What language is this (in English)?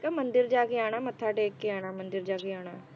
Punjabi